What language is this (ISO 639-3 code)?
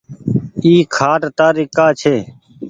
gig